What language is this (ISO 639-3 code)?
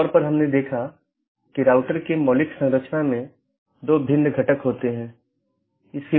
hin